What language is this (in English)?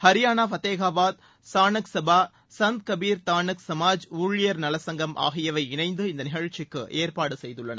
Tamil